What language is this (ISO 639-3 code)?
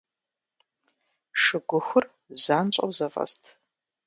kbd